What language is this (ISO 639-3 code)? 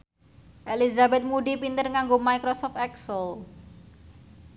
jav